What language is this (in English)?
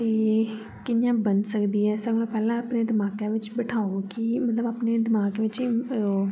Dogri